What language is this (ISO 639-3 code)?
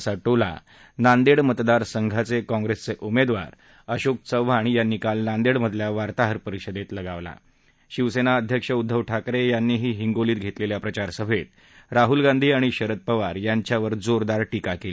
mar